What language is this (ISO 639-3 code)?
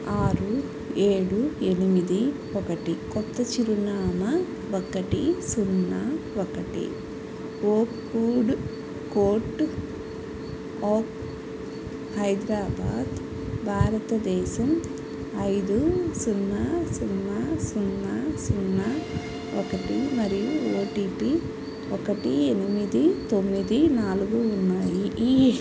tel